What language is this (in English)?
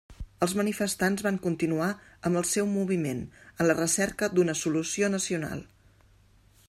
Catalan